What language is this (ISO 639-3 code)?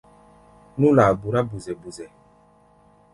gba